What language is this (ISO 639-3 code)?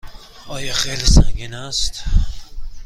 fas